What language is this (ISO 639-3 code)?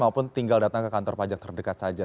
ind